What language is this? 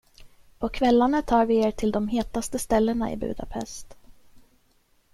Swedish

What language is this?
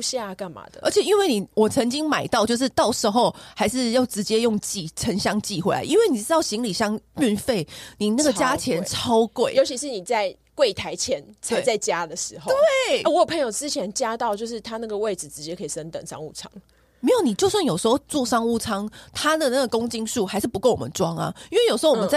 Chinese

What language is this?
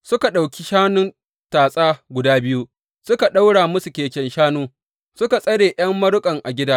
Hausa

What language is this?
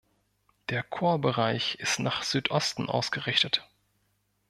German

